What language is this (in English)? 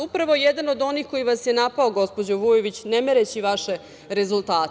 Serbian